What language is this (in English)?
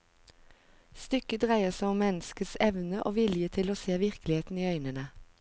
Norwegian